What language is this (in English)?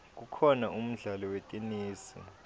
Swati